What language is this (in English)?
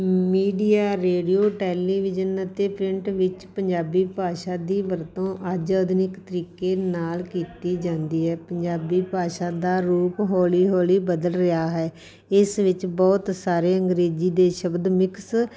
Punjabi